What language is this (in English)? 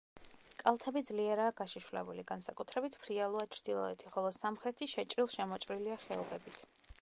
Georgian